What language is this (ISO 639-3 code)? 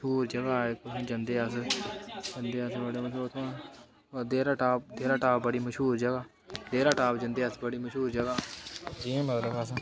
doi